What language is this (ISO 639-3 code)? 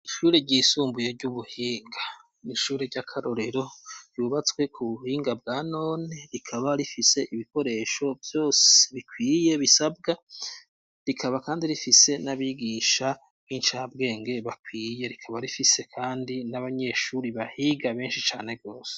run